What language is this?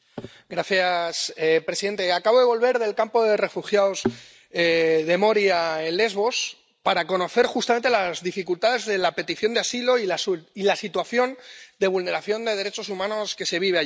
Spanish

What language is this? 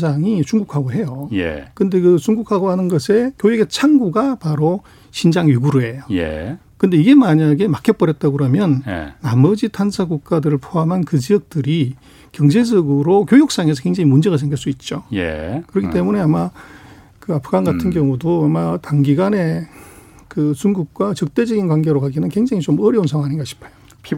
Korean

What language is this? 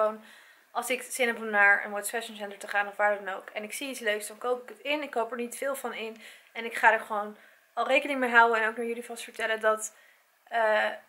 Dutch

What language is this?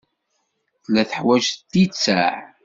Kabyle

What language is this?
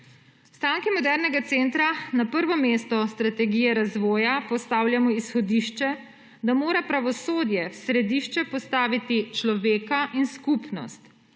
Slovenian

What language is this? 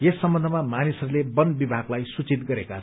Nepali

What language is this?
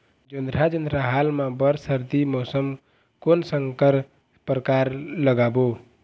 Chhattisgarhi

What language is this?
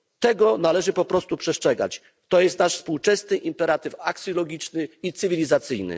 Polish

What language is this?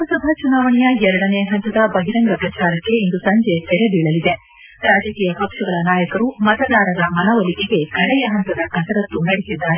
Kannada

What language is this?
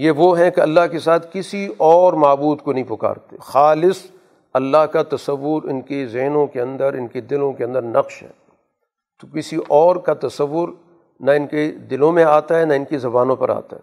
Urdu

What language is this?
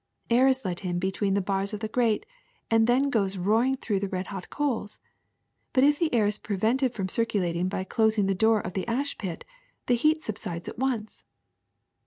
English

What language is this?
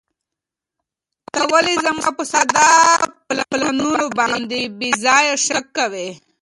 Pashto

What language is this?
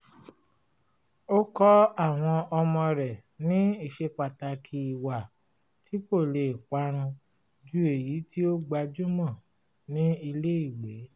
Yoruba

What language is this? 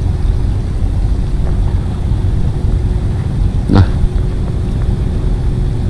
Vietnamese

